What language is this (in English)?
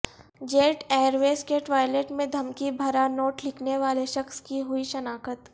Urdu